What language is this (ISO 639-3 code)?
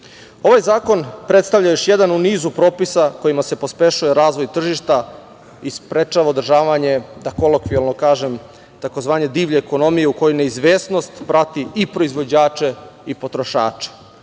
srp